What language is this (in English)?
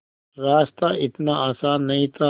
Hindi